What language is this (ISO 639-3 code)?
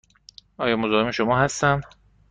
fas